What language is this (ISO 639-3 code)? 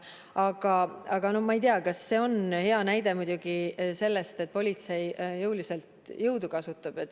est